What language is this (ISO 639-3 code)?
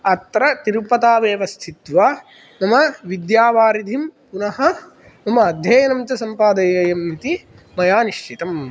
san